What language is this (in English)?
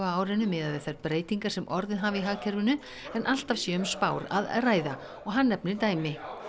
Icelandic